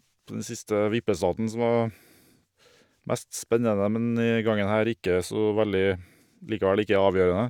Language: Norwegian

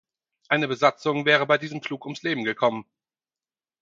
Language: German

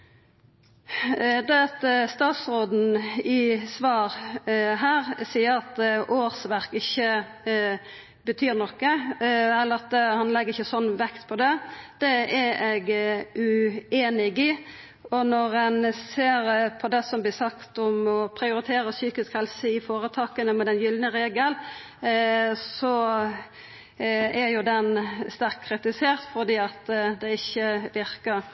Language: Norwegian Nynorsk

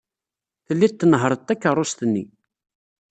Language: Kabyle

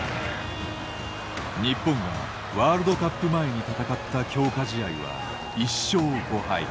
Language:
Japanese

